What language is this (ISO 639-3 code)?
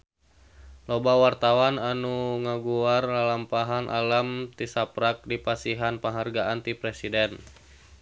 sun